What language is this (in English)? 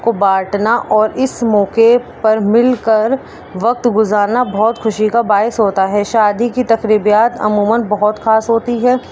Urdu